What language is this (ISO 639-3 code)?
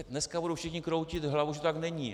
ces